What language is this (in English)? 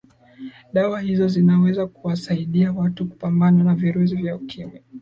Swahili